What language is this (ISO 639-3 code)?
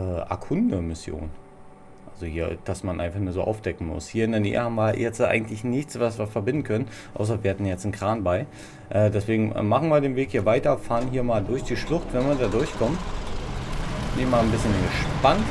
deu